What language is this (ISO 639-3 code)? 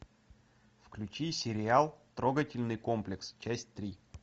rus